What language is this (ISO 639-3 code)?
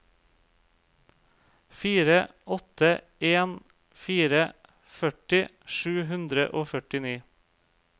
nor